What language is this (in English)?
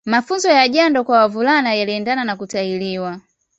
Swahili